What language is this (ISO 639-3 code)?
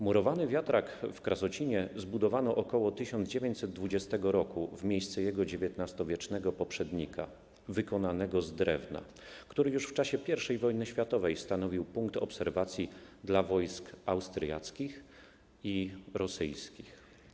pol